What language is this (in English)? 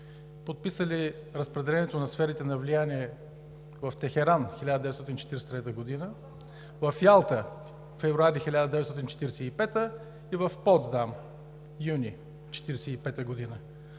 Bulgarian